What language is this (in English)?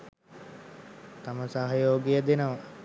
Sinhala